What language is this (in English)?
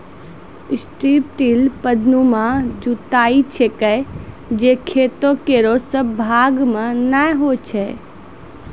Maithili